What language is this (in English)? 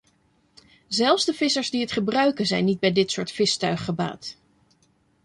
Dutch